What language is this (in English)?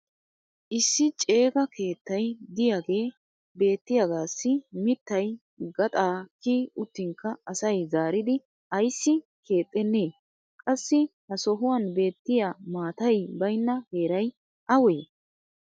Wolaytta